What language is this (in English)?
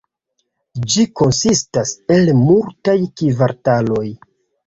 Esperanto